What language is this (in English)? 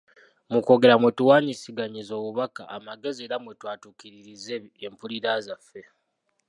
Ganda